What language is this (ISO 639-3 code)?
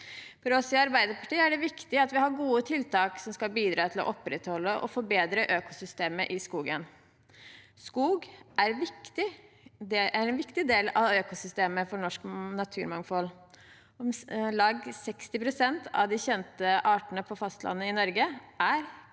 nor